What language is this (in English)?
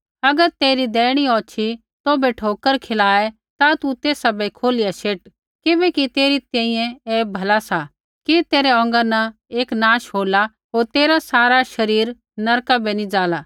Kullu Pahari